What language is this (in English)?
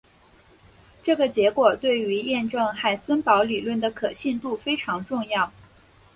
Chinese